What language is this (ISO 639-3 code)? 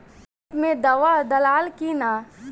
bho